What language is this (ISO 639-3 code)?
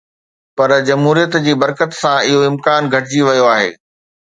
snd